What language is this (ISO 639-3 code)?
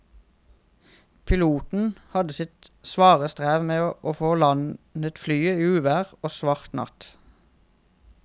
nor